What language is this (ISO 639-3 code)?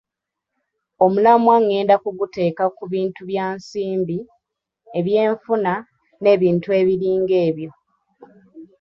lug